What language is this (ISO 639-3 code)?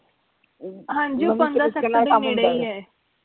pan